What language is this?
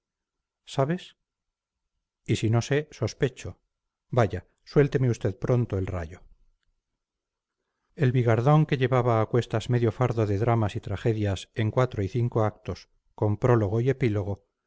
Spanish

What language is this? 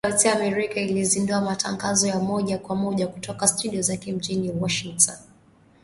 Swahili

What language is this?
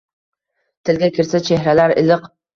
Uzbek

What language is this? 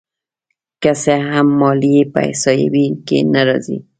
Pashto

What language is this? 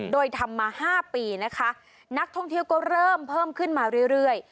Thai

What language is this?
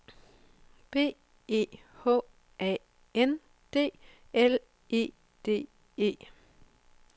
Danish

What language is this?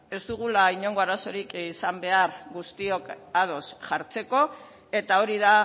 Basque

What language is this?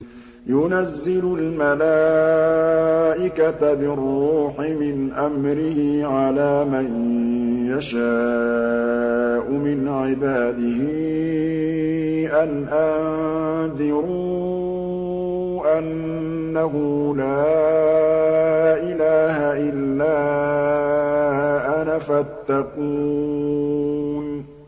Arabic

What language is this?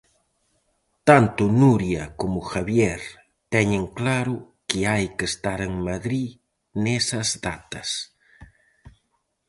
Galician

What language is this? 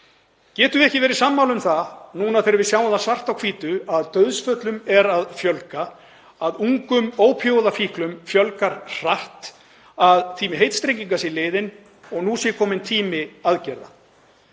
Icelandic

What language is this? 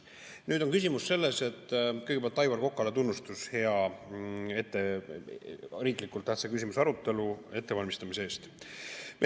Estonian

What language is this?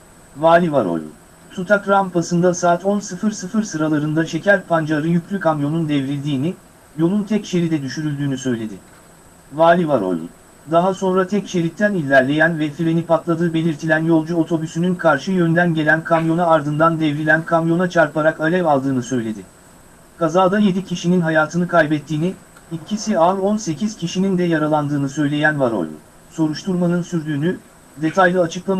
Turkish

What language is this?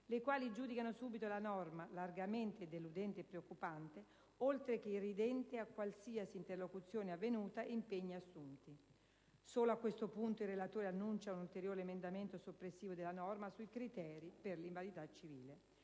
Italian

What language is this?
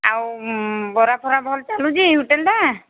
Odia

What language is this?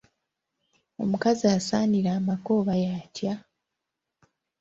Ganda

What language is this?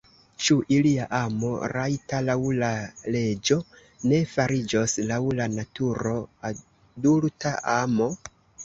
Esperanto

